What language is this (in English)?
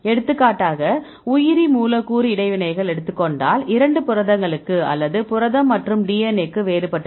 Tamil